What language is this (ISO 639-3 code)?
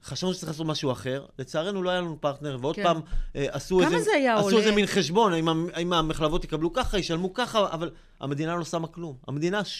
heb